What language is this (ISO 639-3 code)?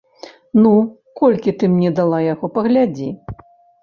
bel